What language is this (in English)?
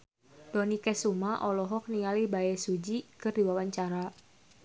Sundanese